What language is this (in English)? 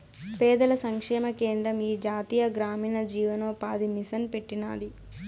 Telugu